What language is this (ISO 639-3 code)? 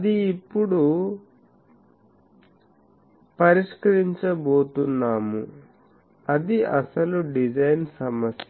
tel